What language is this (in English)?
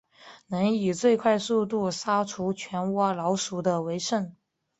Chinese